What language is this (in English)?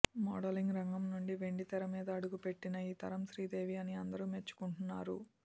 Telugu